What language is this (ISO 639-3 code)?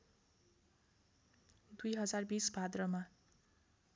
nep